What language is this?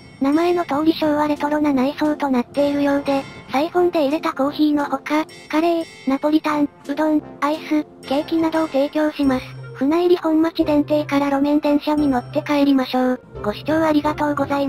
Japanese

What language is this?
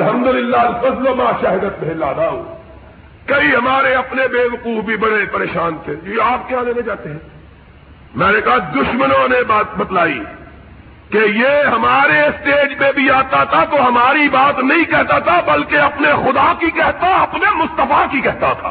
Urdu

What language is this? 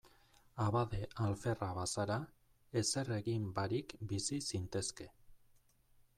Basque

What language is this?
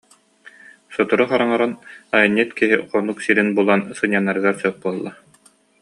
Yakut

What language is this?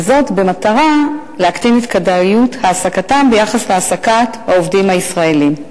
Hebrew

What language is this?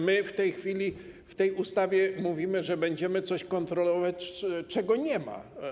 Polish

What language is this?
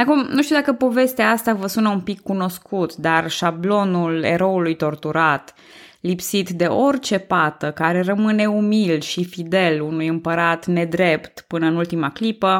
Romanian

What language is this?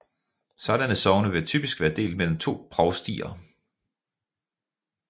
Danish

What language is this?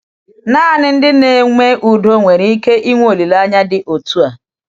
Igbo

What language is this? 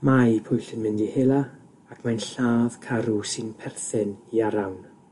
Welsh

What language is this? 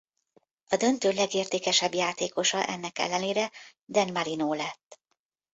Hungarian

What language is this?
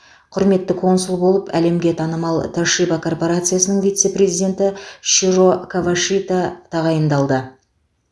Kazakh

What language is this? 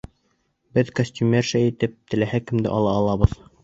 Bashkir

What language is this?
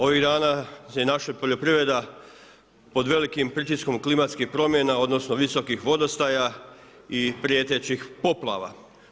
Croatian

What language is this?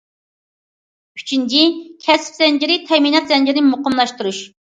Uyghur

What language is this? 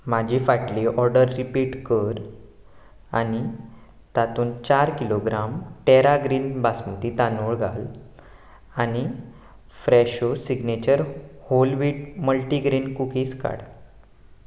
Konkani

